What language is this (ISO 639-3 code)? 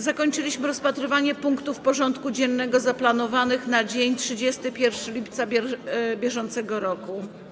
pol